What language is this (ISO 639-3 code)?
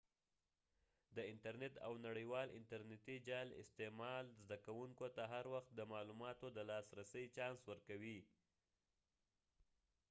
pus